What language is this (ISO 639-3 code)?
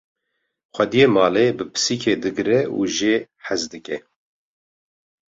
kur